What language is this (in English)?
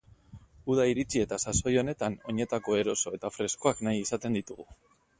Basque